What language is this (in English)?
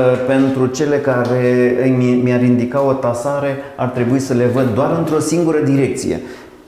Romanian